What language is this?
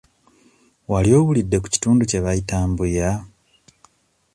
Ganda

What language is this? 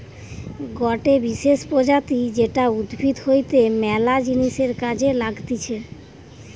Bangla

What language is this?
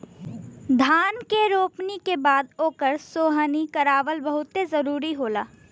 Bhojpuri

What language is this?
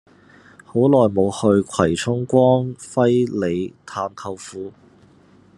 Cantonese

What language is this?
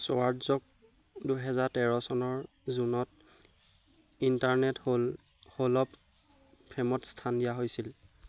Assamese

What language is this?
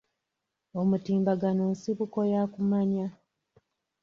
Ganda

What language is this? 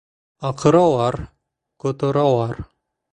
Bashkir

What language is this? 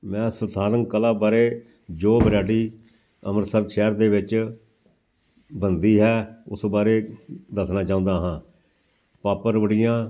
Punjabi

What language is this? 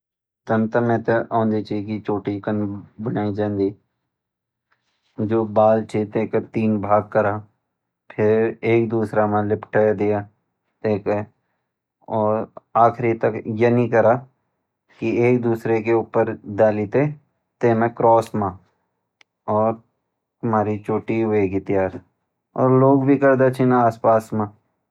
Garhwali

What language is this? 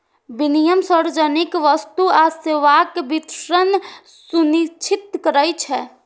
Maithili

